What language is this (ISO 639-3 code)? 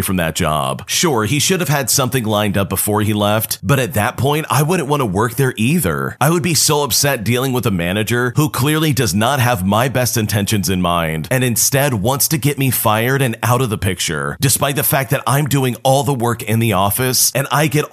eng